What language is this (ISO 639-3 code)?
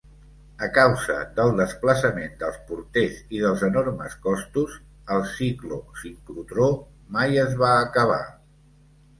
cat